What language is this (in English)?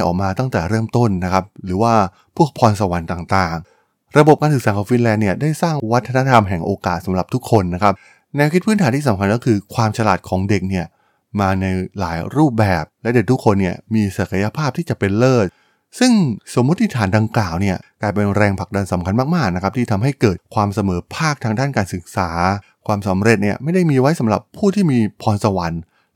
Thai